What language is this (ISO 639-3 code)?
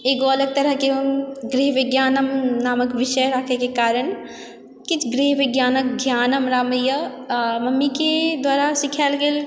mai